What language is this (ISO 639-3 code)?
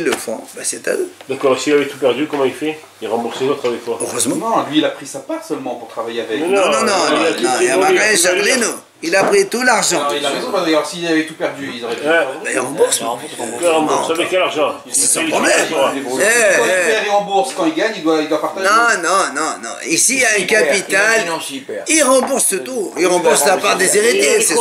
fra